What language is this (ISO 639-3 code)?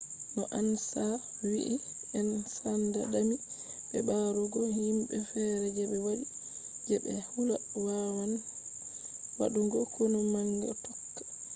ful